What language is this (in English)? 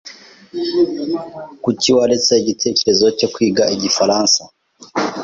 Kinyarwanda